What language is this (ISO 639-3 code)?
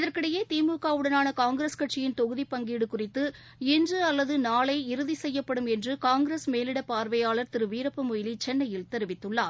tam